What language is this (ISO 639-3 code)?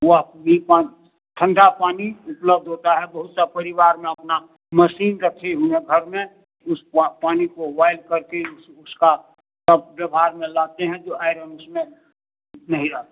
hin